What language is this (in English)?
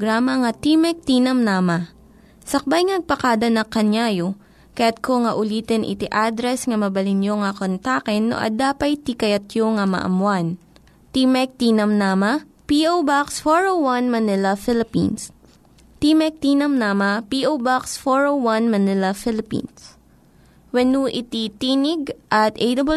Filipino